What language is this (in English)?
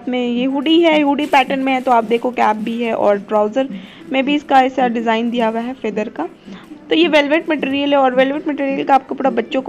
Hindi